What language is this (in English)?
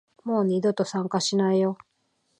Japanese